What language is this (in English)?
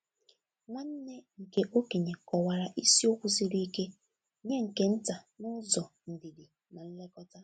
Igbo